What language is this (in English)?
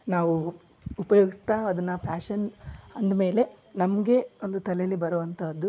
Kannada